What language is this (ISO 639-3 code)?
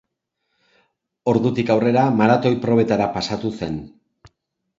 eus